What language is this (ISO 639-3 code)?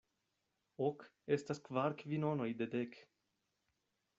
epo